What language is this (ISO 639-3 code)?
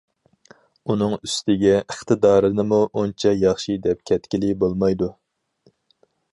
uig